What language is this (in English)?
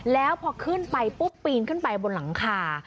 Thai